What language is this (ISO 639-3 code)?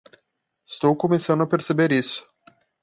por